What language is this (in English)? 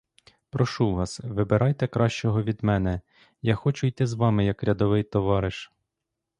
Ukrainian